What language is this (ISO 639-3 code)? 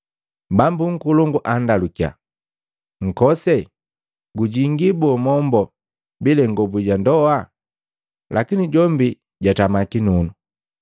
mgv